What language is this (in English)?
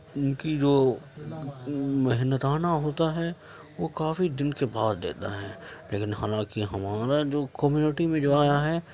Urdu